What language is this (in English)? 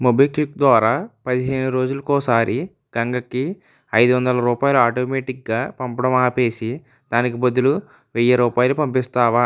Telugu